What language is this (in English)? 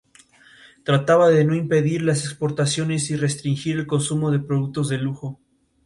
Spanish